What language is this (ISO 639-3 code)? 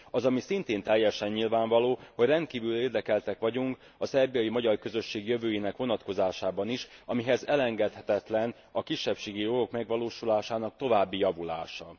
hun